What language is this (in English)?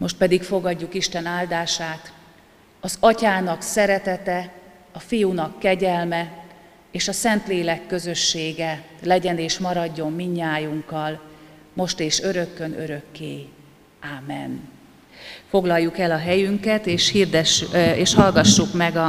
Hungarian